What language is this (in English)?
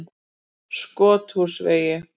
Icelandic